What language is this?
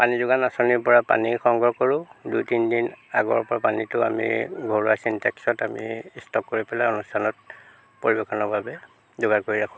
Assamese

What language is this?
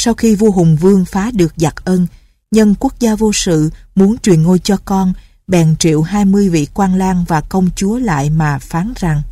Vietnamese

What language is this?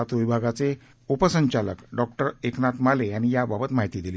Marathi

